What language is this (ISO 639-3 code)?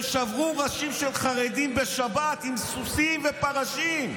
heb